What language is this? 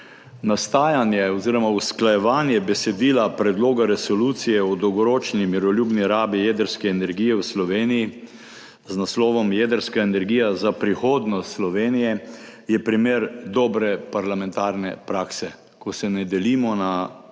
Slovenian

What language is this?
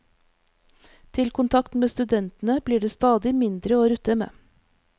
Norwegian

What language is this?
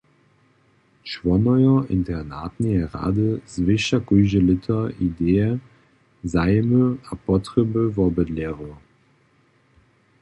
Upper Sorbian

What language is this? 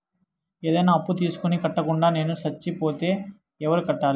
Telugu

